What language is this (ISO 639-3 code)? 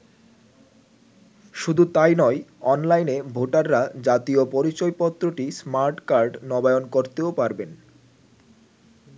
ben